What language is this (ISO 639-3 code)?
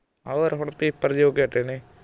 pan